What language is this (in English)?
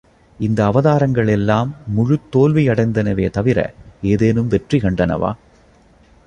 Tamil